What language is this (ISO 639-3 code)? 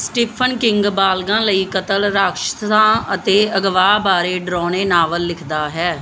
pan